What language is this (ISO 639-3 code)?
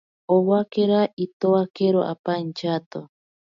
prq